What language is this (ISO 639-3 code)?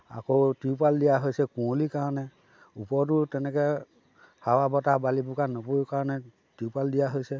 asm